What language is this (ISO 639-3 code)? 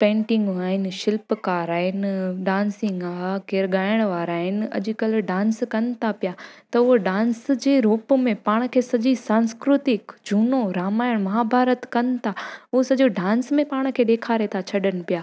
snd